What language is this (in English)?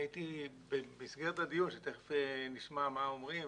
Hebrew